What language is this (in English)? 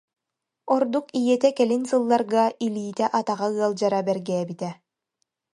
Yakut